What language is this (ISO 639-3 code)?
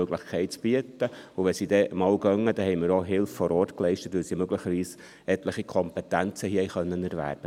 gsw